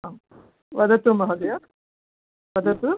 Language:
Sanskrit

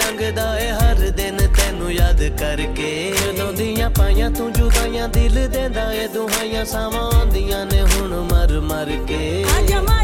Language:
Hindi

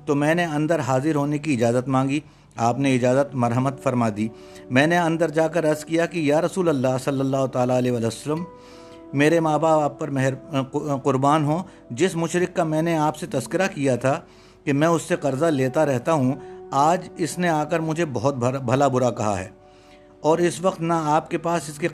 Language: Urdu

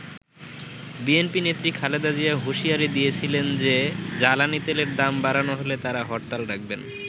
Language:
Bangla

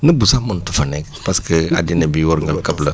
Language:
Wolof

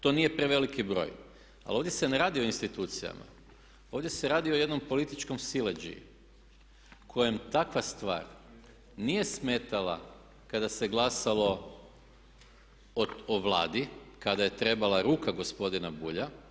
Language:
Croatian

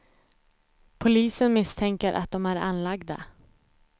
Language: Swedish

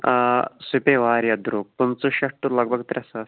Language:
Kashmiri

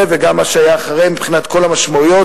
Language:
Hebrew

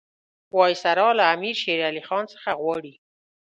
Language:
Pashto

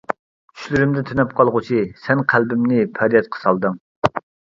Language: Uyghur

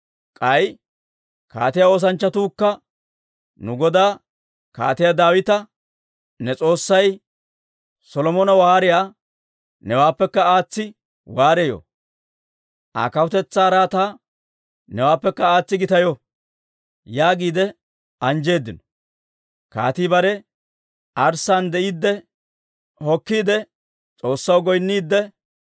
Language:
Dawro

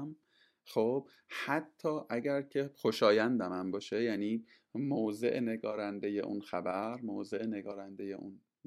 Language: Persian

